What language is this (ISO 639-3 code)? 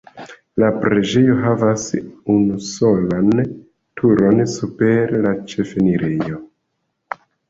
epo